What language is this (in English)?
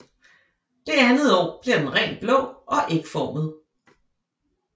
Danish